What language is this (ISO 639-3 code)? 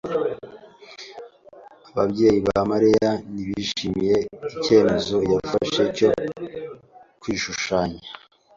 kin